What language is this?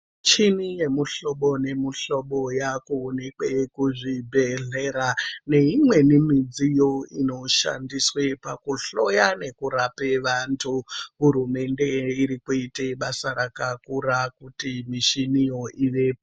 Ndau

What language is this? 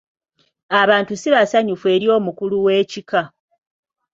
Ganda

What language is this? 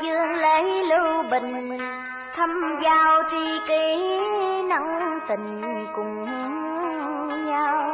Vietnamese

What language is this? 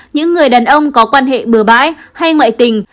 Vietnamese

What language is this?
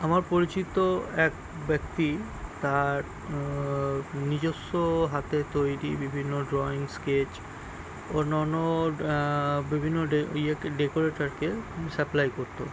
Bangla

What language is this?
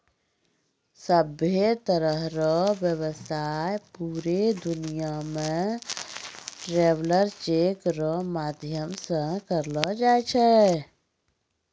Maithili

